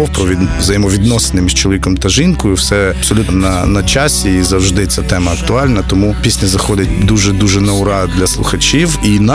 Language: Ukrainian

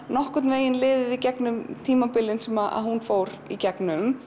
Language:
Icelandic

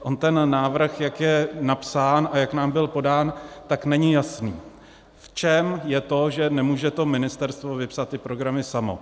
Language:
Czech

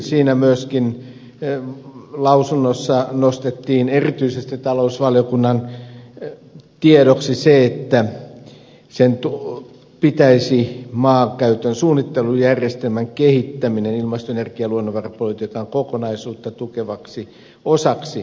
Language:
Finnish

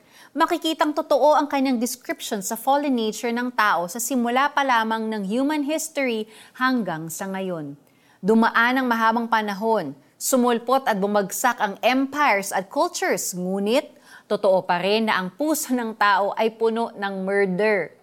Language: Filipino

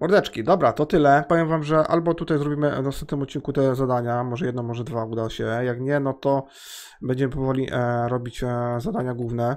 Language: Polish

